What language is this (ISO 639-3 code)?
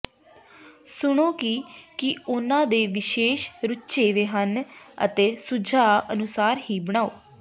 pan